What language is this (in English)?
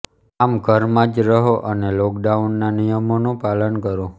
Gujarati